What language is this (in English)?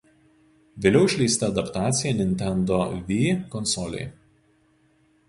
Lithuanian